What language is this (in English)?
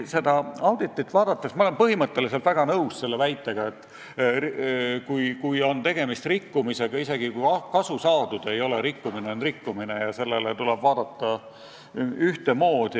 Estonian